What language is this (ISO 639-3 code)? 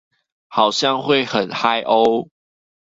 zho